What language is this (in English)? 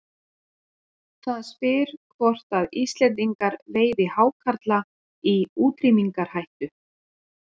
Icelandic